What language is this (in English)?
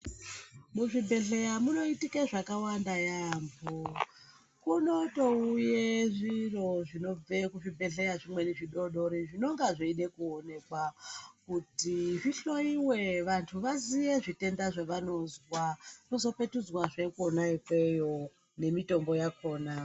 Ndau